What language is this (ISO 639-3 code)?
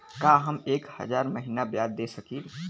bho